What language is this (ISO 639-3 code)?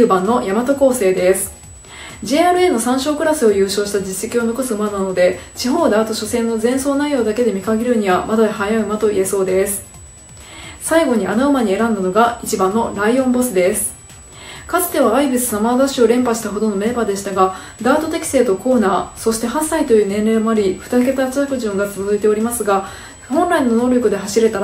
jpn